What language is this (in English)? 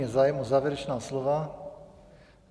Czech